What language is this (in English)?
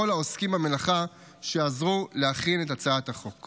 Hebrew